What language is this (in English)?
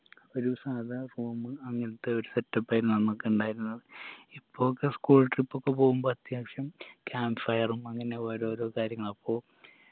Malayalam